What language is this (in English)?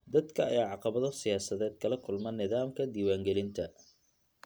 Somali